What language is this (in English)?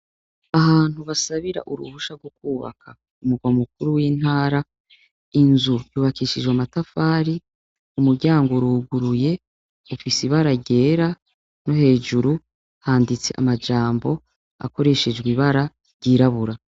Rundi